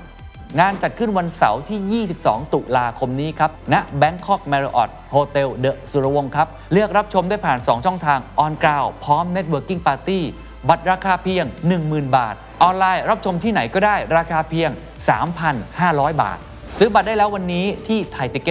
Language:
Thai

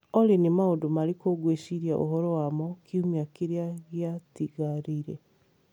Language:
Kikuyu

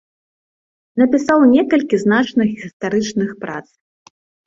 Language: Belarusian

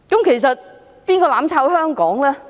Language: Cantonese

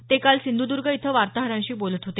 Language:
Marathi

